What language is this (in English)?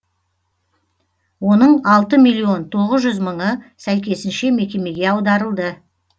Kazakh